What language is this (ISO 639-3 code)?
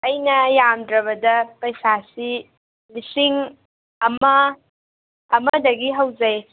mni